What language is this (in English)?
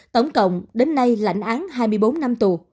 Vietnamese